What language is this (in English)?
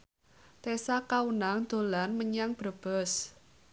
Javanese